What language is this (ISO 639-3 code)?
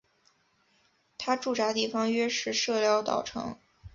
zho